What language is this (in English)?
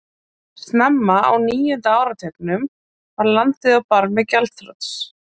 Icelandic